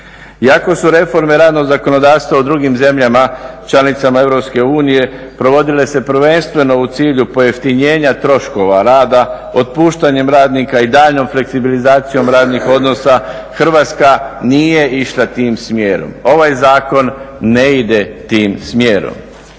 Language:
Croatian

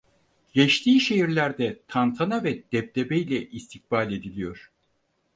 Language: Turkish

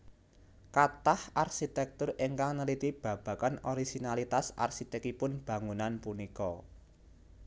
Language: Javanese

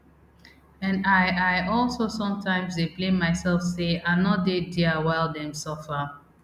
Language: Nigerian Pidgin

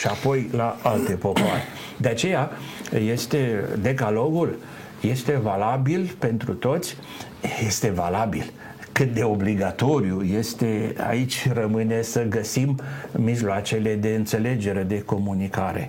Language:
Romanian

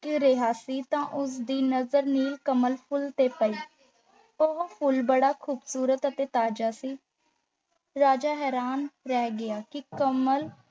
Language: Punjabi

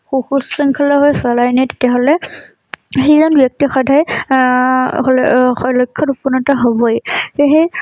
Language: Assamese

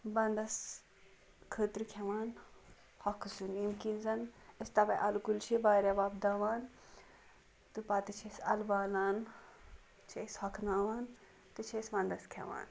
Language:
Kashmiri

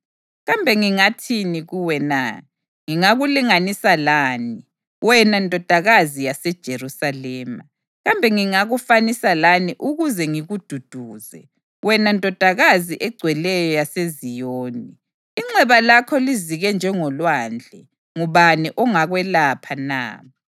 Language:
North Ndebele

